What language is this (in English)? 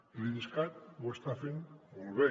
Catalan